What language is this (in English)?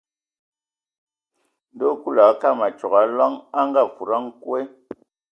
Ewondo